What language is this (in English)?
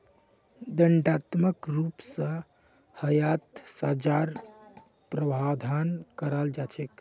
Magahi